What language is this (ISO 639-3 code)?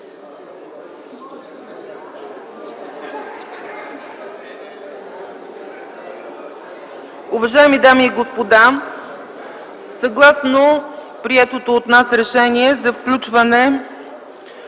bul